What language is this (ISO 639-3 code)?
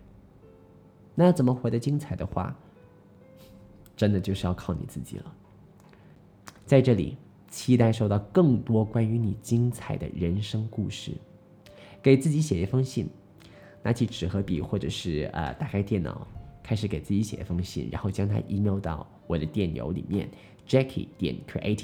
zho